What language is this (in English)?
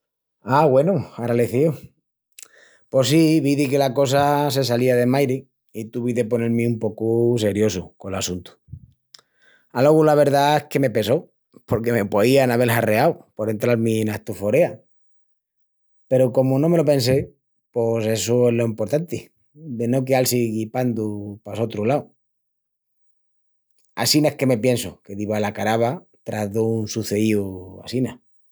Extremaduran